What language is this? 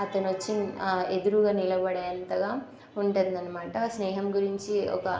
Telugu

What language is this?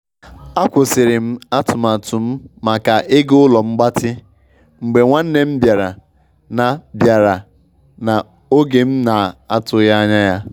Igbo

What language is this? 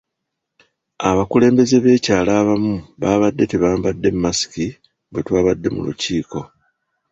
Ganda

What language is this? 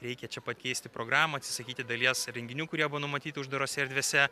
Lithuanian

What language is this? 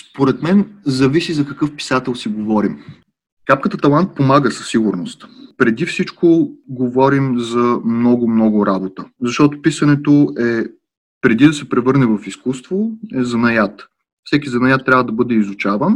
Bulgarian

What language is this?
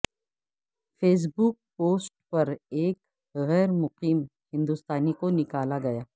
Urdu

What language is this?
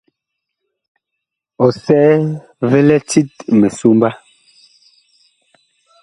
Bakoko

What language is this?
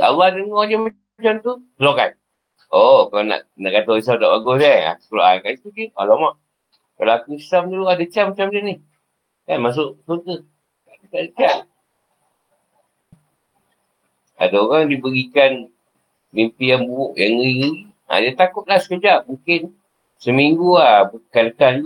Malay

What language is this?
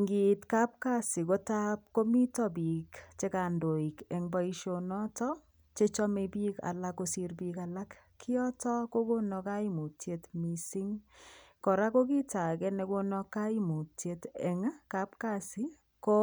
Kalenjin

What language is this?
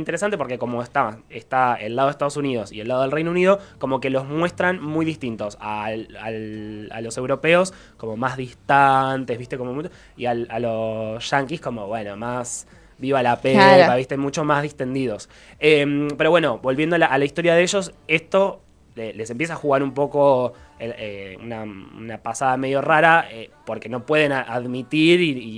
Spanish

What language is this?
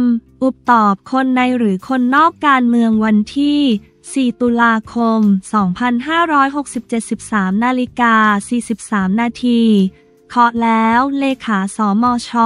Thai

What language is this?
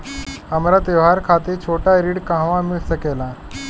Bhojpuri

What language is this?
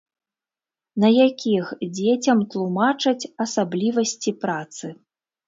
Belarusian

